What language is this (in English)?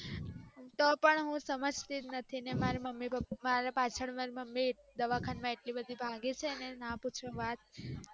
Gujarati